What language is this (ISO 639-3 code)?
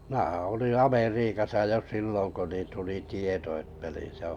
fin